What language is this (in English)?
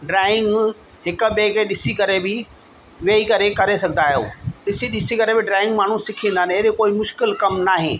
Sindhi